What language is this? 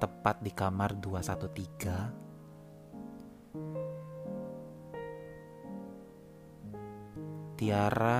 Indonesian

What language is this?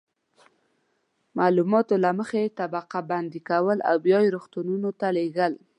Pashto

